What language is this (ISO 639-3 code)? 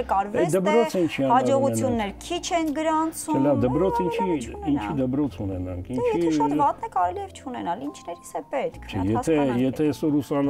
tur